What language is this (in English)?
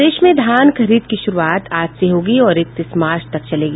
Hindi